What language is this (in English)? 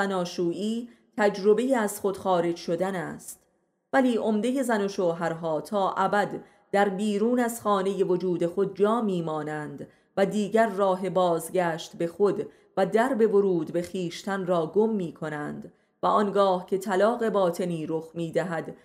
Persian